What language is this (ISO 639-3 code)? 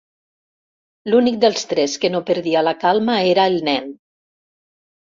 cat